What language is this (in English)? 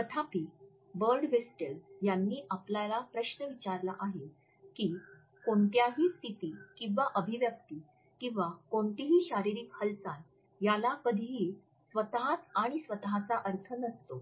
Marathi